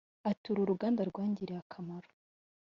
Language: Kinyarwanda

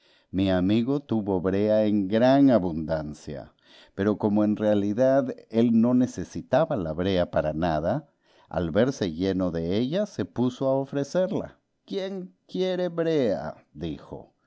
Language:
Spanish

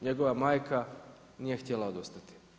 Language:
Croatian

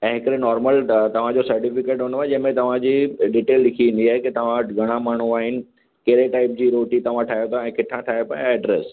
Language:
Sindhi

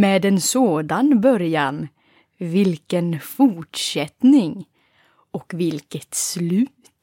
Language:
Swedish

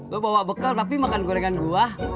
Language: Indonesian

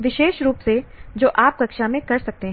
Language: Hindi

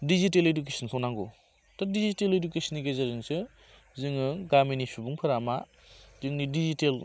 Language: Bodo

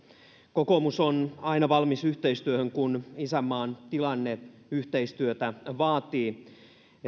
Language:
Finnish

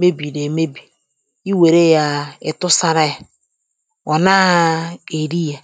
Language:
Igbo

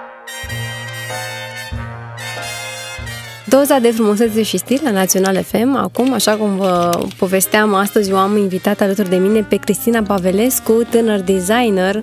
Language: Romanian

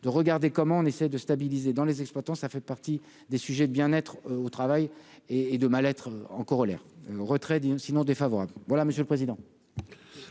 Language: French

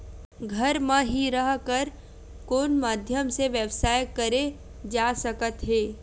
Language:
Chhattisgarhi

